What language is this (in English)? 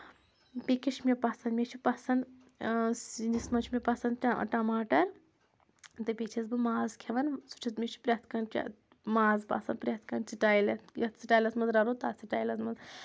Kashmiri